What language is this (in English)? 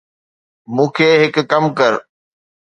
Sindhi